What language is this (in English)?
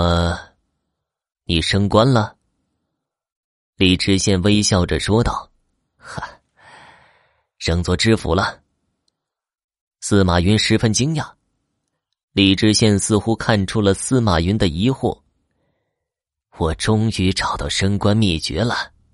Chinese